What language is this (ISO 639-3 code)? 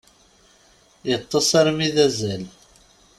kab